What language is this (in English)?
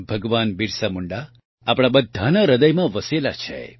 Gujarati